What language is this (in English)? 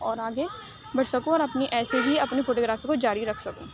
Urdu